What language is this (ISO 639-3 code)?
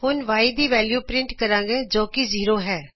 pan